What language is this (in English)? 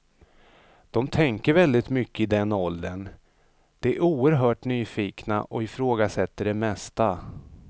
Swedish